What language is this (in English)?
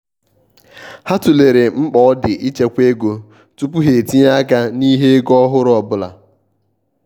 Igbo